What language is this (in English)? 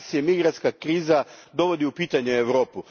Croatian